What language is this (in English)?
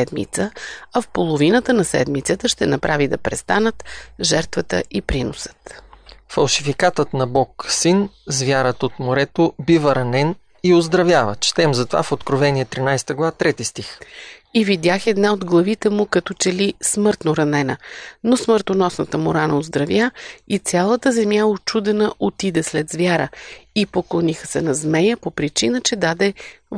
Bulgarian